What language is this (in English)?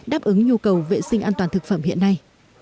Vietnamese